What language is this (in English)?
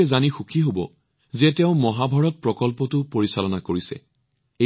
Assamese